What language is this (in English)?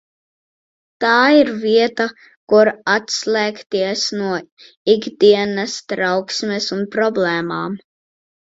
Latvian